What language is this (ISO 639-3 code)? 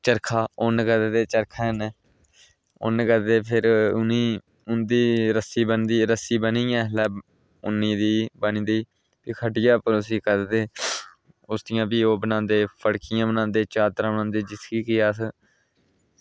doi